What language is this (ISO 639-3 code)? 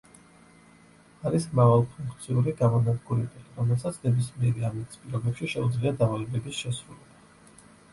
kat